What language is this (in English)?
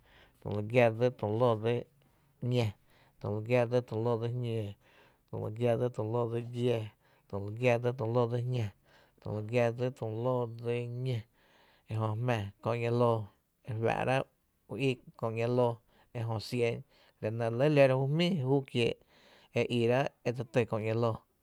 Tepinapa Chinantec